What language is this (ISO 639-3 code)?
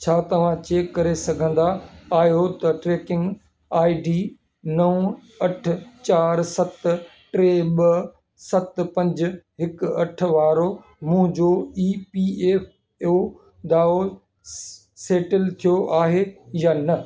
snd